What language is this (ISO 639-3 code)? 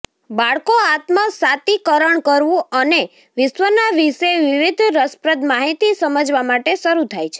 guj